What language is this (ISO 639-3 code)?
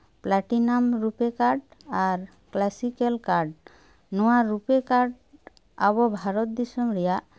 sat